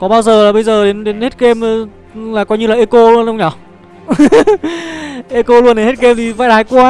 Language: Vietnamese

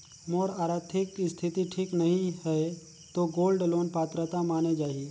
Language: Chhattisgarhi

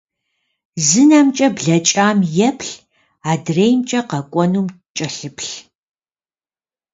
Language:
Kabardian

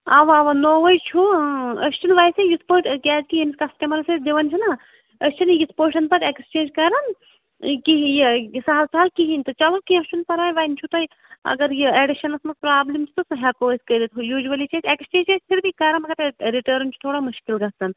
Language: Kashmiri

